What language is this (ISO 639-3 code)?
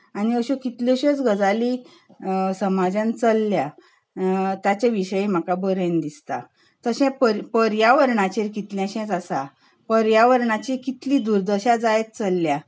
kok